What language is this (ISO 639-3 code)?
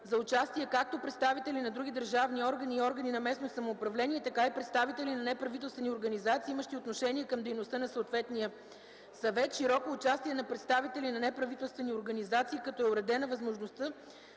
bul